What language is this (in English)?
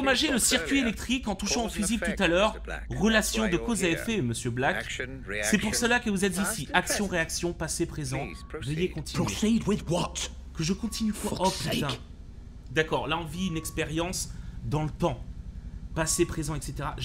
French